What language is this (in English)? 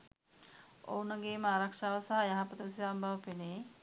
Sinhala